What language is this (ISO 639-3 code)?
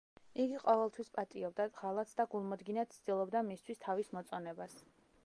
kat